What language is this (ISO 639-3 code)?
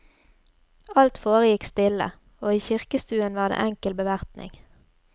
nor